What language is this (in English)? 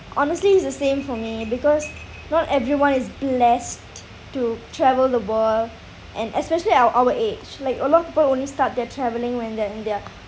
English